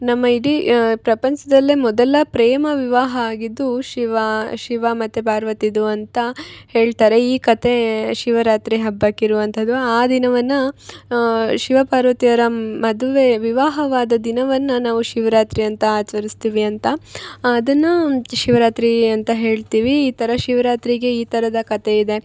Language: Kannada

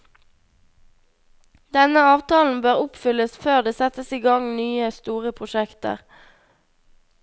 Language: Norwegian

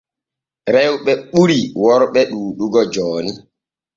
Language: Borgu Fulfulde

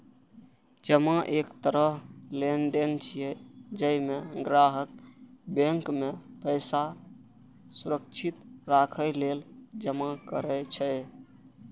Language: Maithili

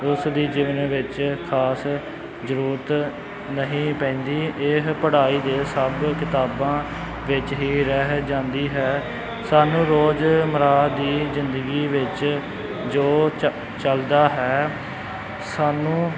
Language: Punjabi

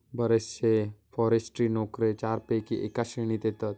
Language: Marathi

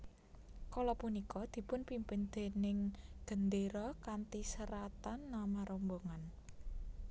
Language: Javanese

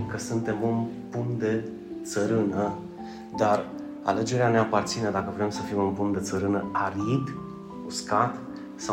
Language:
Romanian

